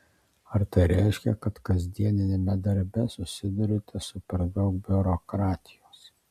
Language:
Lithuanian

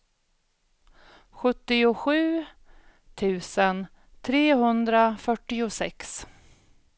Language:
Swedish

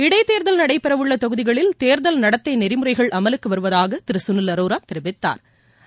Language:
Tamil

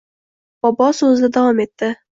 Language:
Uzbek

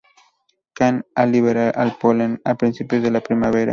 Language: Spanish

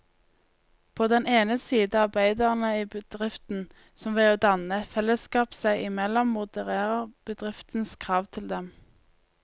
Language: Norwegian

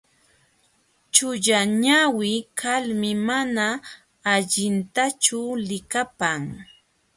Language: Jauja Wanca Quechua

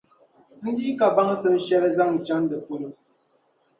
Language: Dagbani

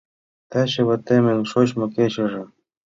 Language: Mari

